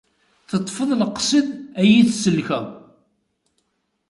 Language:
Kabyle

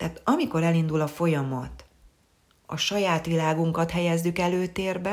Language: Hungarian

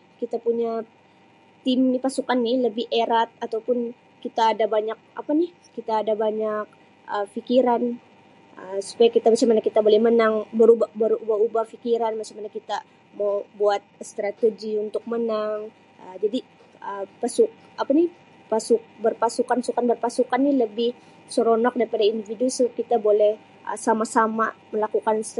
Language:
Sabah Malay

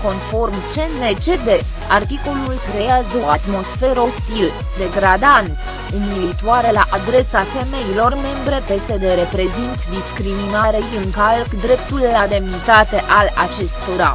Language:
Romanian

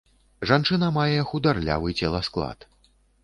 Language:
Belarusian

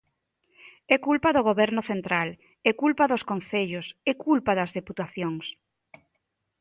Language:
Galician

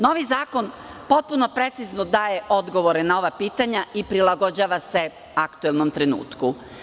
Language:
Serbian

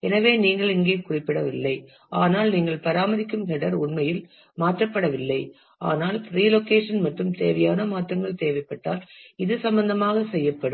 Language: Tamil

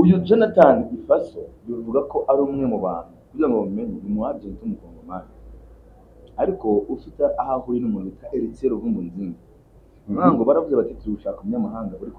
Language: Arabic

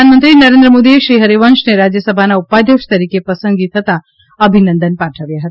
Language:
Gujarati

